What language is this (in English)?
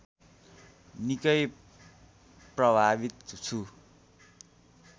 Nepali